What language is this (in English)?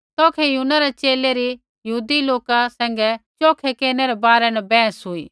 Kullu Pahari